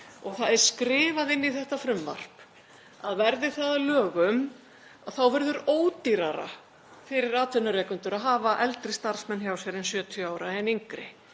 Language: Icelandic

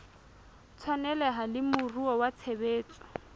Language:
Southern Sotho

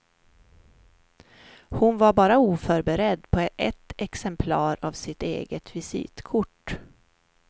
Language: Swedish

